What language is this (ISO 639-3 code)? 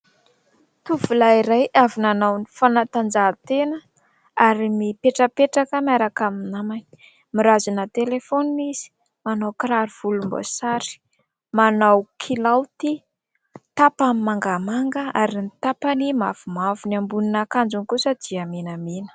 mlg